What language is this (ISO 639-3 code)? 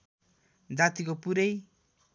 nep